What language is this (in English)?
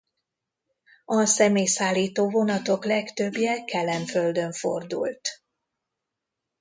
Hungarian